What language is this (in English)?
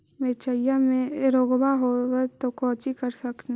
Magahi